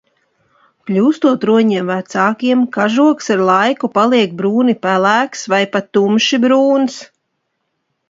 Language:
Latvian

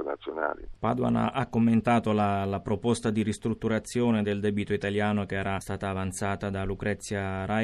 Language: Italian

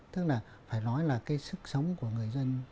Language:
Vietnamese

